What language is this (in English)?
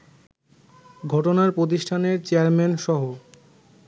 Bangla